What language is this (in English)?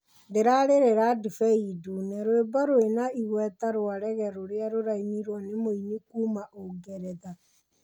Kikuyu